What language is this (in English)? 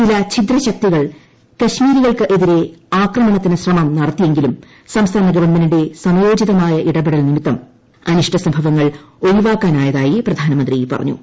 Malayalam